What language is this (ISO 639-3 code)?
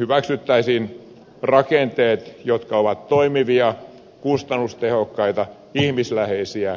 fin